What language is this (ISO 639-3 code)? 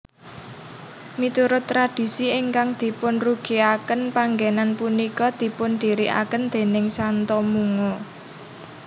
jav